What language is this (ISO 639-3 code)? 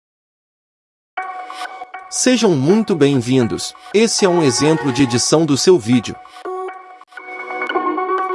por